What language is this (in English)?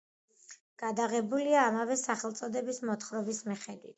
Georgian